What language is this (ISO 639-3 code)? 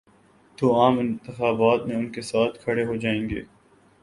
urd